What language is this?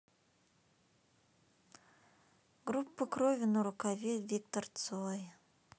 Russian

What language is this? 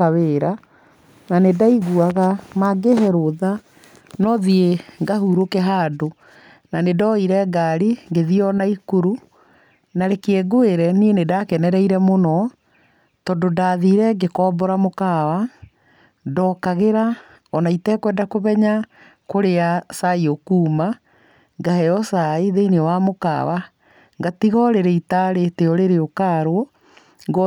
Kikuyu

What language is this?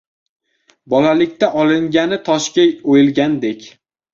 Uzbek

